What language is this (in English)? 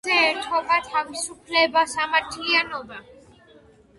Georgian